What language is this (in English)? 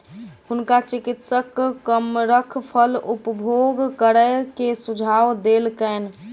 Maithili